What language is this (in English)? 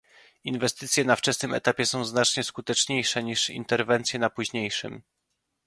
Polish